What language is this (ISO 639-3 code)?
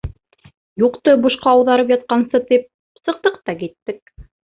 bak